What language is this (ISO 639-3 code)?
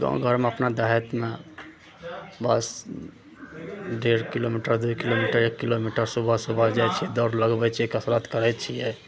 mai